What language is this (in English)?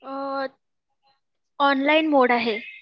Marathi